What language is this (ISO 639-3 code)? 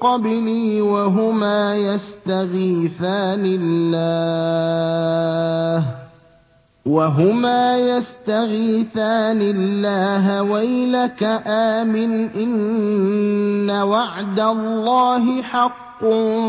ara